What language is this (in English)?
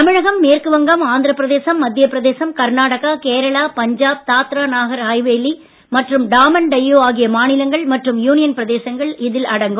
Tamil